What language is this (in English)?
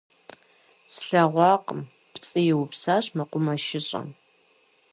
Kabardian